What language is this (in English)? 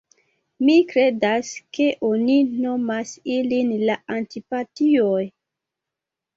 Esperanto